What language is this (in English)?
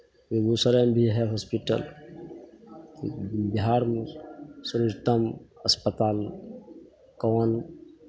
Maithili